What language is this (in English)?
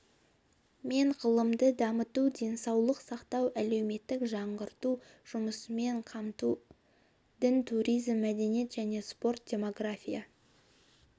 Kazakh